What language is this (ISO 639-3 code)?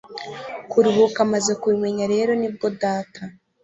kin